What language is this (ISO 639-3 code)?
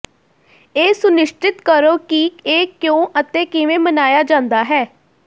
pan